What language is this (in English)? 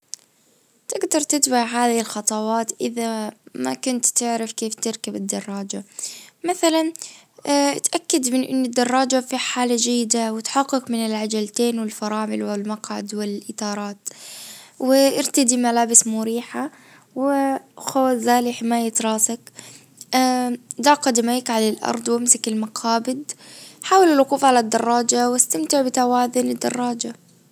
Najdi Arabic